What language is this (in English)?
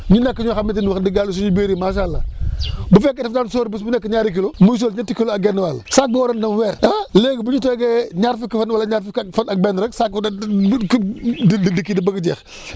Wolof